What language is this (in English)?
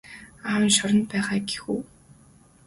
Mongolian